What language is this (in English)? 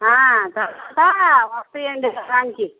Telugu